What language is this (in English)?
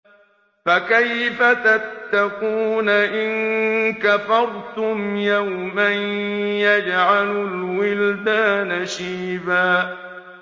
Arabic